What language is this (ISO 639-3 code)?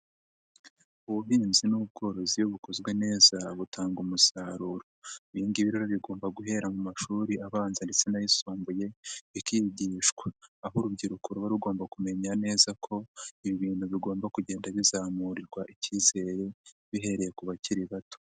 kin